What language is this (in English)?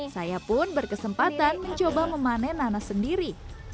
Indonesian